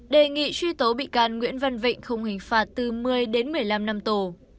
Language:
Vietnamese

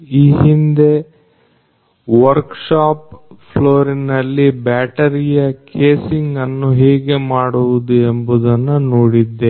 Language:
Kannada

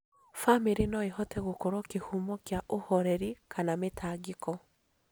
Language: Kikuyu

